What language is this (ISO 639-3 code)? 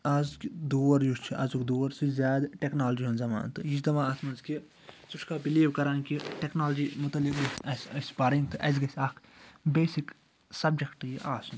kas